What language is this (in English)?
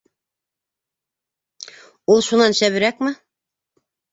Bashkir